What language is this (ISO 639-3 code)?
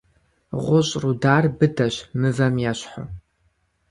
kbd